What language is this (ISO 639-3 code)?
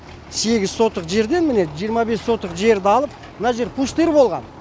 kaz